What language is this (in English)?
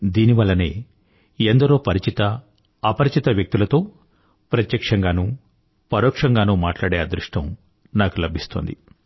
Telugu